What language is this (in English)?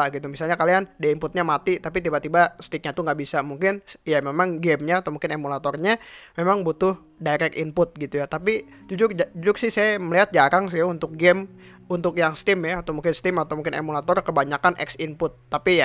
Indonesian